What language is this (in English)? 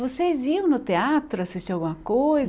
Portuguese